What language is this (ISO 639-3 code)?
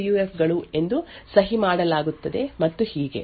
kan